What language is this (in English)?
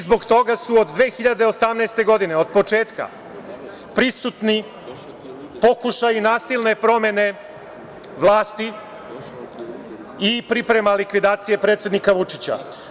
Serbian